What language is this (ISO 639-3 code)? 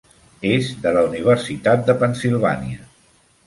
cat